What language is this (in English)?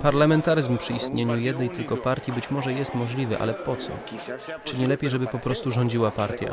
Polish